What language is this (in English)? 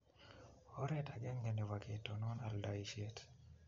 Kalenjin